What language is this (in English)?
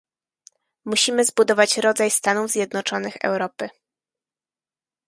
Polish